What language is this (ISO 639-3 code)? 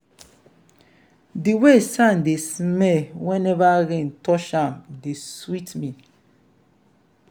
pcm